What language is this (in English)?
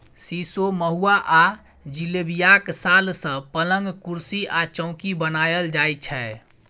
Maithili